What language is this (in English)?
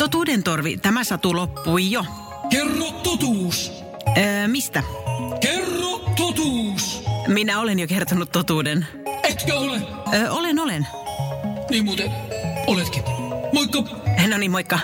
Finnish